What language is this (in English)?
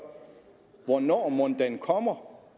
Danish